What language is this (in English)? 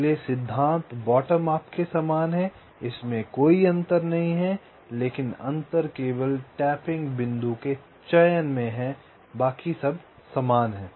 Hindi